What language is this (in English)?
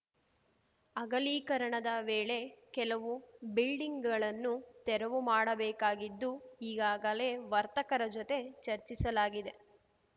Kannada